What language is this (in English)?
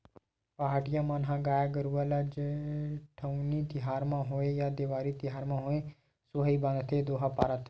Chhattisgarhi